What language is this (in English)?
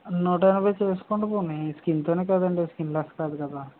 Telugu